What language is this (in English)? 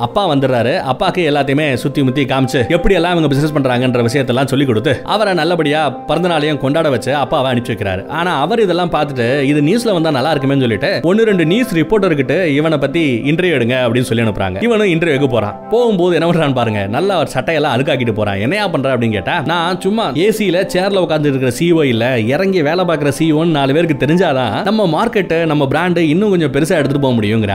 Tamil